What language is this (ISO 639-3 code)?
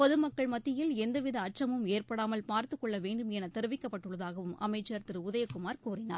tam